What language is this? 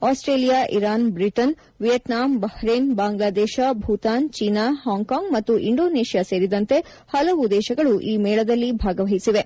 Kannada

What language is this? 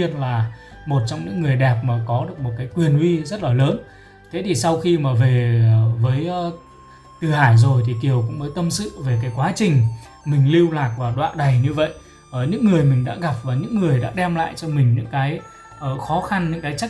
Vietnamese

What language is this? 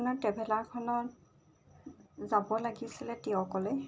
Assamese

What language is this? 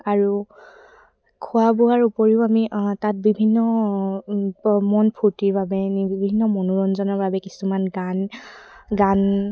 Assamese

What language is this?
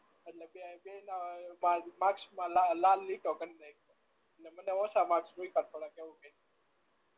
Gujarati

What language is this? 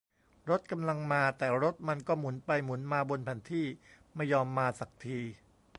Thai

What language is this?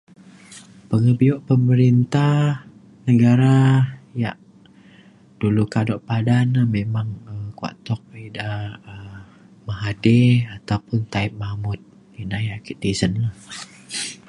Mainstream Kenyah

